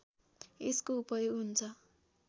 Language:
Nepali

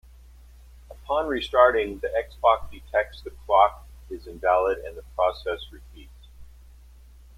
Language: English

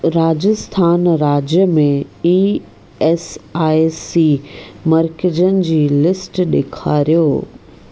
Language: Sindhi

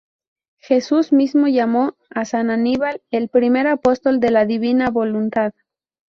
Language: Spanish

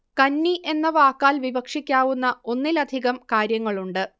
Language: Malayalam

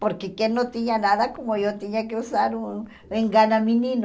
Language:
Portuguese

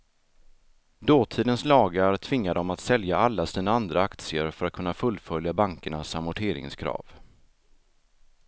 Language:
Swedish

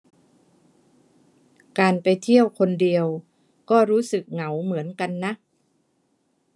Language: Thai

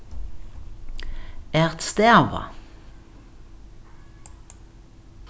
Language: Faroese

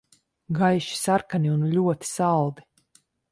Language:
Latvian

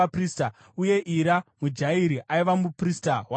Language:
Shona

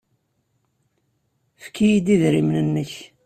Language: Kabyle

